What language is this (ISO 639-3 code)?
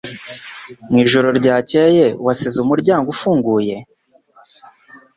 kin